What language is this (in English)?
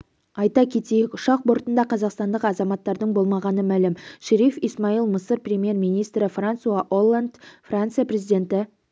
Kazakh